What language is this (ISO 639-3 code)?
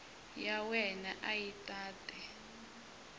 tso